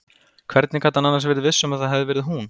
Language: Icelandic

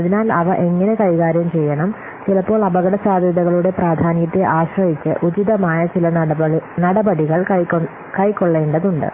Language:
Malayalam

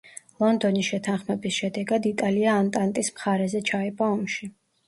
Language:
Georgian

